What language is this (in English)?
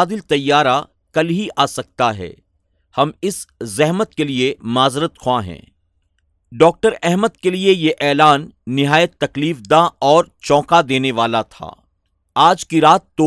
Urdu